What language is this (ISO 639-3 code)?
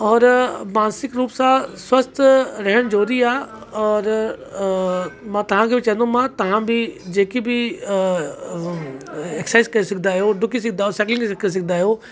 snd